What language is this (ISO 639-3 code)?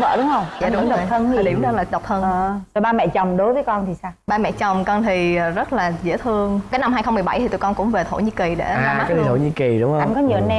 vie